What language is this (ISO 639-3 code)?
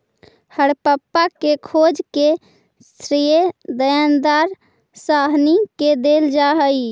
mag